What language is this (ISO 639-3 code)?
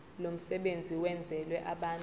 zul